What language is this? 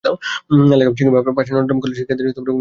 Bangla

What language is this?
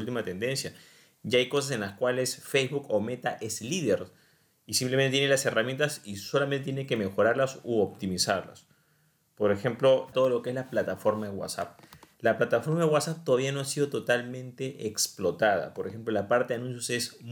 Spanish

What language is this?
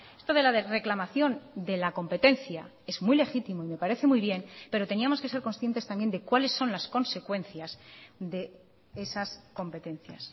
Spanish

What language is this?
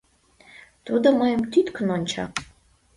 Mari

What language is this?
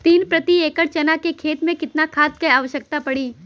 Bhojpuri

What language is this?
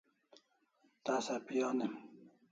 Kalasha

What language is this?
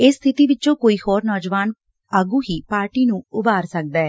Punjabi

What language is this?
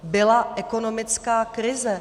Czech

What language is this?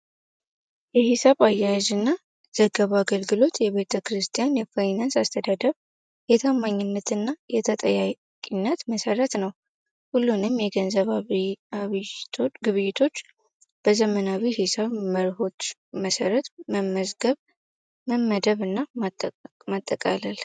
Amharic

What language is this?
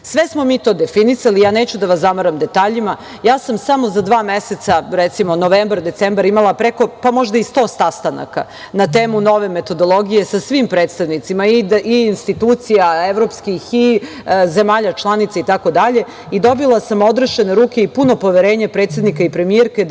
Serbian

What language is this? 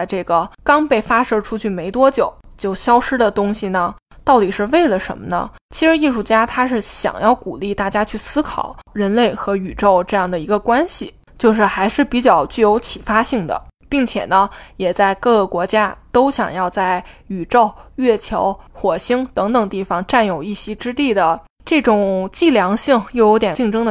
Chinese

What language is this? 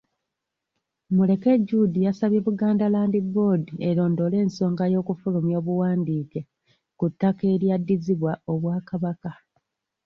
Ganda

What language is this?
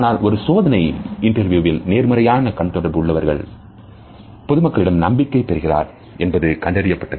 Tamil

